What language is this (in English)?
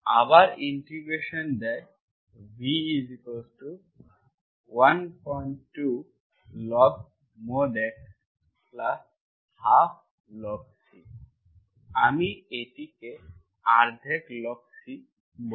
Bangla